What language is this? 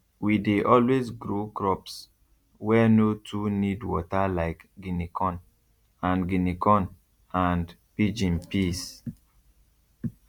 Nigerian Pidgin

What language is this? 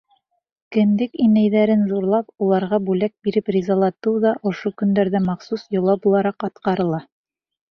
Bashkir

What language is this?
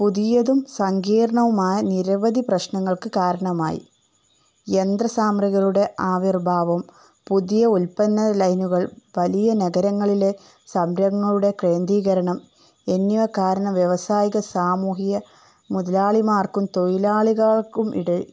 Malayalam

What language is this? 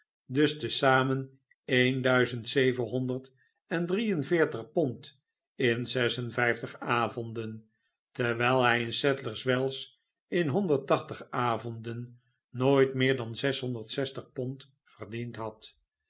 Dutch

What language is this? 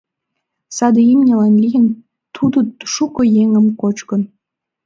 Mari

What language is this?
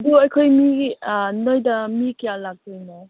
Manipuri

